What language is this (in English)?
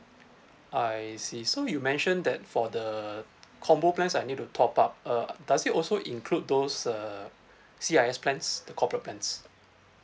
English